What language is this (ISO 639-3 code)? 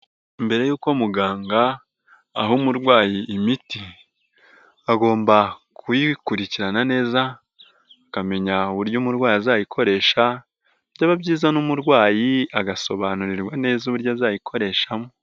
kin